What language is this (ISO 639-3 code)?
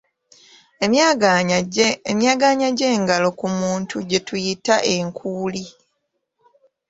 lug